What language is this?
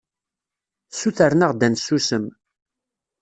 Kabyle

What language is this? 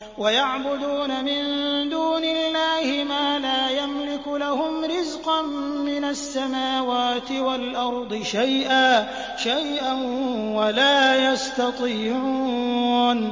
Arabic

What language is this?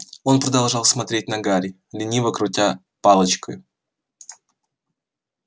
Russian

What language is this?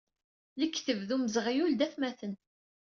Kabyle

